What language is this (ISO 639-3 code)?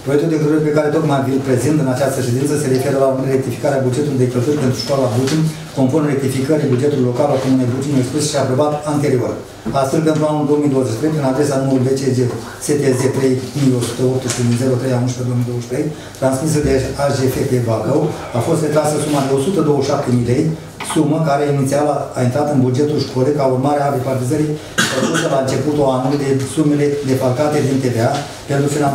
ron